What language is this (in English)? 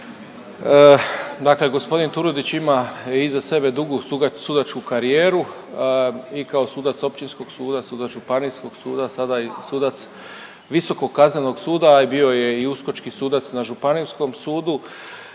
Croatian